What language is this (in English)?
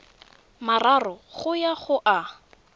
Tswana